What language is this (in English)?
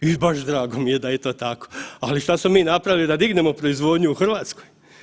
Croatian